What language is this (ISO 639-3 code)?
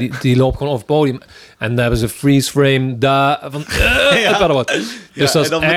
nld